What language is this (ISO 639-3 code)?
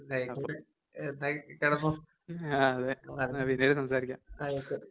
mal